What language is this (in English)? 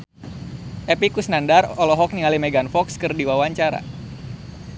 Sundanese